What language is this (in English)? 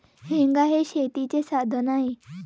Marathi